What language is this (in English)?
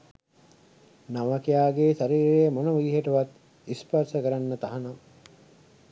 Sinhala